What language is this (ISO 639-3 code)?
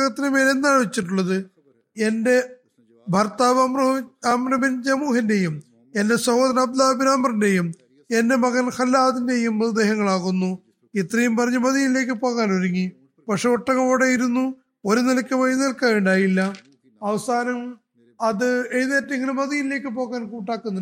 mal